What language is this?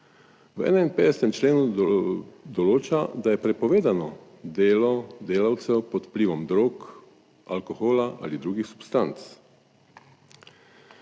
Slovenian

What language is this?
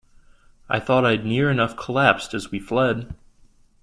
English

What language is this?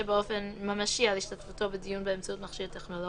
Hebrew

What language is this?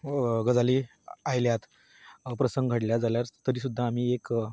Konkani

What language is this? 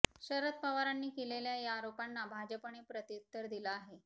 Marathi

